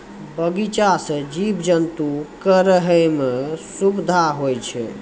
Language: Maithili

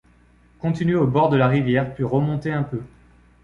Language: French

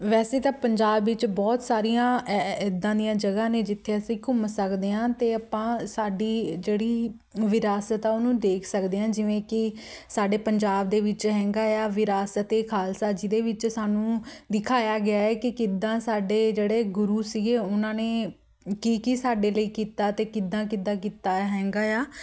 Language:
Punjabi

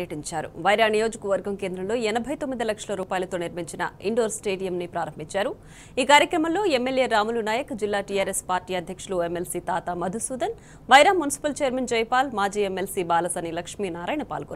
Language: Romanian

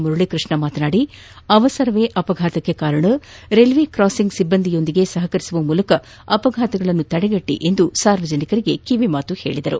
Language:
Kannada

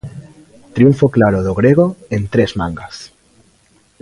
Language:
Galician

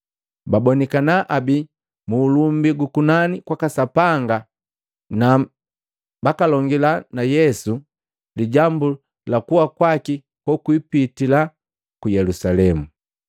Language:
Matengo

